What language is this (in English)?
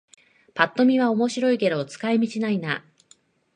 Japanese